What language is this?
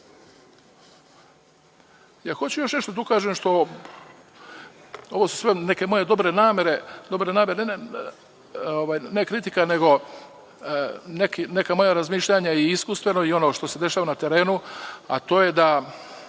Serbian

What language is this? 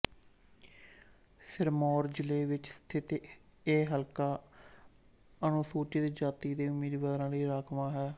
Punjabi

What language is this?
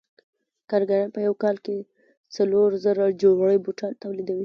Pashto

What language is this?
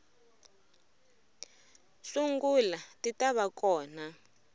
Tsonga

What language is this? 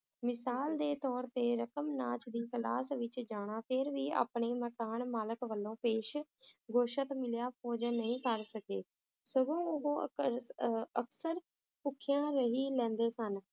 Punjabi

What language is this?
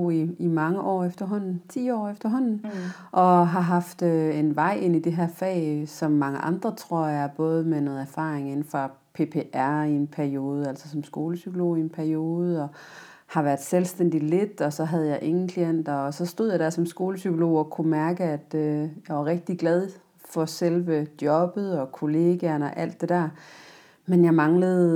Danish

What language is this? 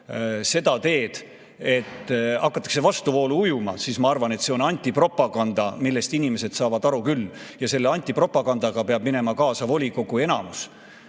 Estonian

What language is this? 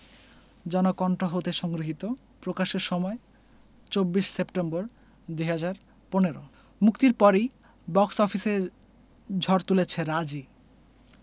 Bangla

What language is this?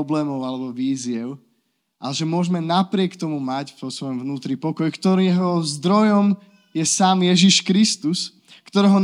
Slovak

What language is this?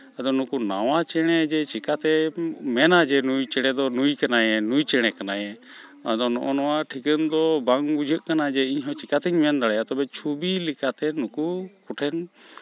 Santali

